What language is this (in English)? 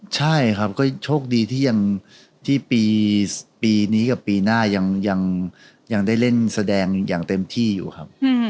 Thai